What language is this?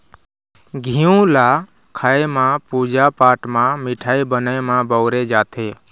Chhattisgarhi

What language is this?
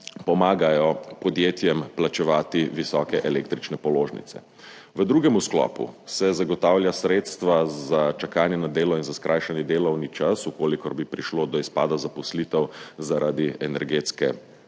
Slovenian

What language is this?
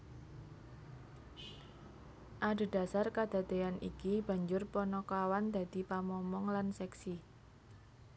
Javanese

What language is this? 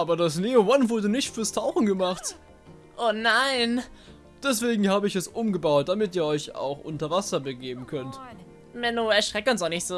German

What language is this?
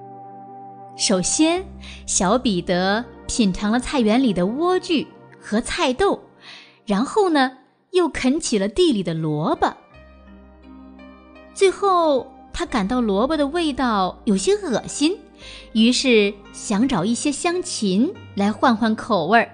Chinese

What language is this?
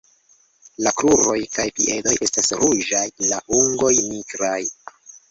Esperanto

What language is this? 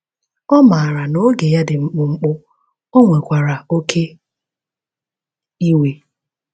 Igbo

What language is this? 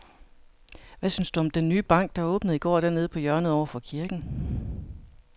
Danish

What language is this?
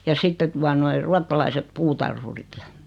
Finnish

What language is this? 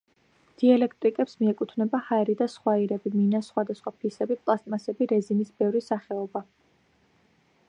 Georgian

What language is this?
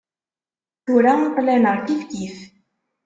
Kabyle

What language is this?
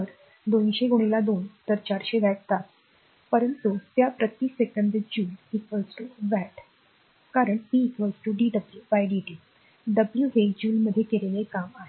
Marathi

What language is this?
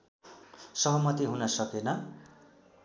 Nepali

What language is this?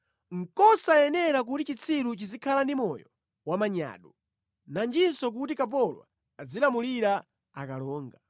Nyanja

